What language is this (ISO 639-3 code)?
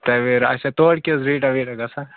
kas